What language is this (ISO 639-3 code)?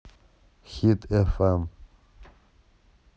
rus